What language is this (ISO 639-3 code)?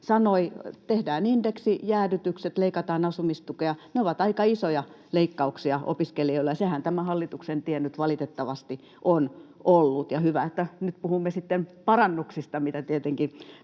fin